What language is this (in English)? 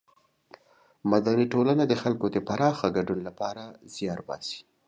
Pashto